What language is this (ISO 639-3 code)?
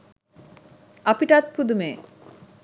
sin